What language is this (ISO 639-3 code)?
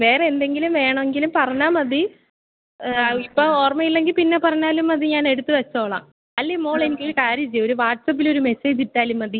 mal